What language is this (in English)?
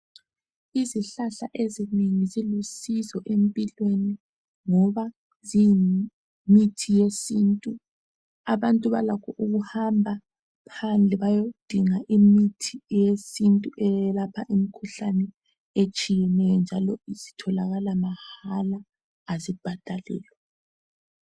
North Ndebele